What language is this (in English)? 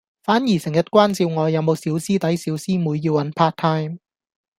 Cantonese